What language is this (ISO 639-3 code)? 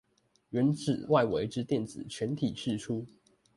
zho